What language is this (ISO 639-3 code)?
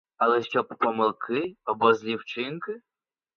ukr